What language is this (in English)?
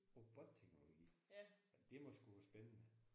Danish